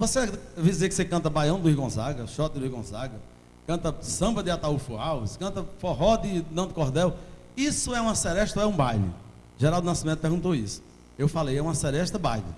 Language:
Portuguese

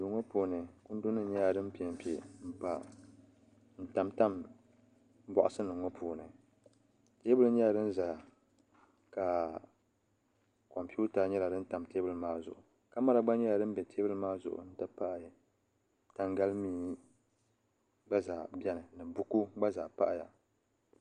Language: Dagbani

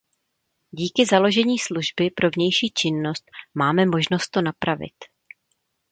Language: Czech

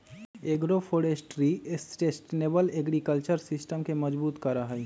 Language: Magahi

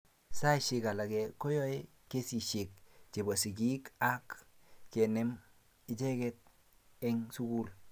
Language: Kalenjin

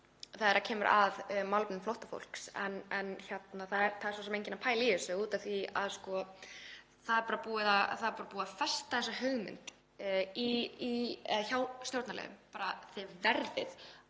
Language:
Icelandic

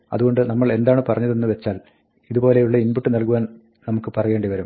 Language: Malayalam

